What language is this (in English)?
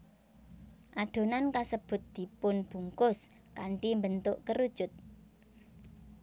Javanese